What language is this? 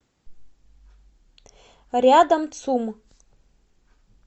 Russian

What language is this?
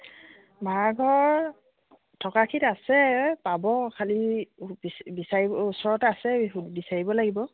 Assamese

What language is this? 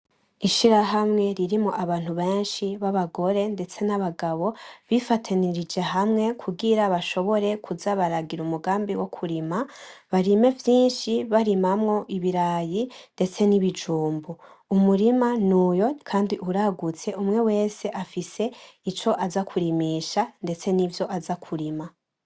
Rundi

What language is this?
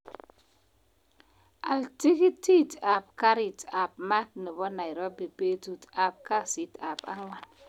Kalenjin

